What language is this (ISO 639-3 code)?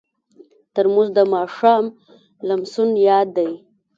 pus